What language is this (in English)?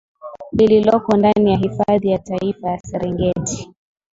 Swahili